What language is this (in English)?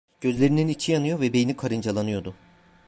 Turkish